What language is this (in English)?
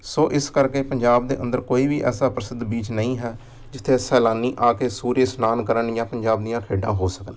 Punjabi